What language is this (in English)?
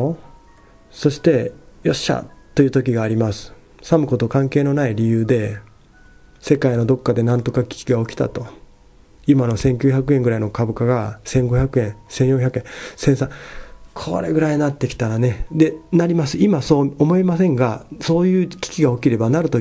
Japanese